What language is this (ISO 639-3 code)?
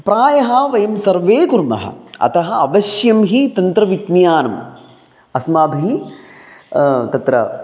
san